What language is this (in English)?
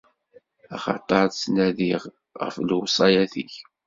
Kabyle